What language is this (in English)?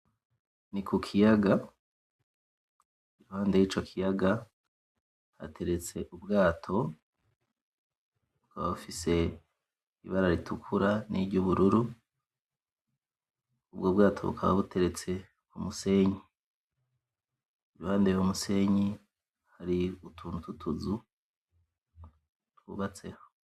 Rundi